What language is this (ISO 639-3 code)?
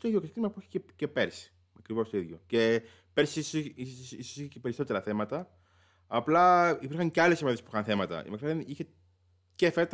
ell